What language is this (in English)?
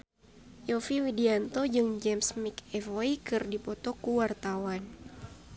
Sundanese